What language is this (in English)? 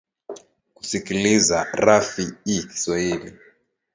Swahili